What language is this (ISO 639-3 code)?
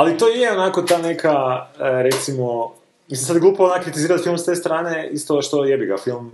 hrv